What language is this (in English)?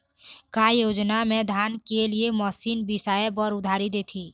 Chhattisgarhi